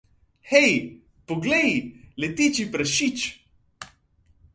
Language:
Slovenian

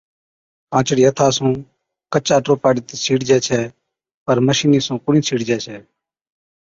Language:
Od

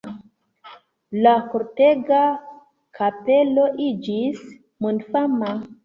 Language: Esperanto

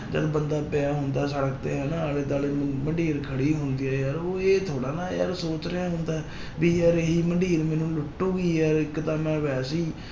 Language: Punjabi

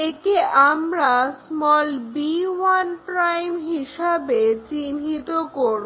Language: Bangla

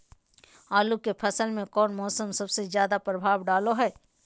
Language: Magahi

